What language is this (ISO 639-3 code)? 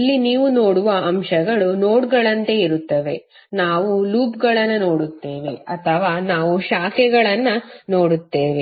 kan